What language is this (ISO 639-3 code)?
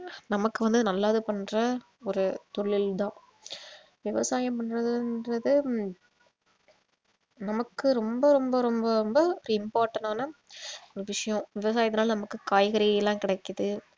tam